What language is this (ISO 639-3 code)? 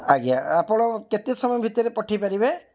ori